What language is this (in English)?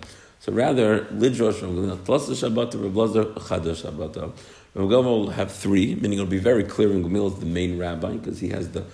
English